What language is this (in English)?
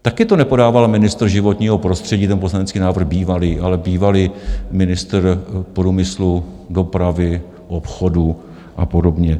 Czech